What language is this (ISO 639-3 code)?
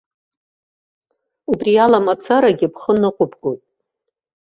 abk